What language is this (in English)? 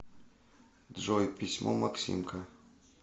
Russian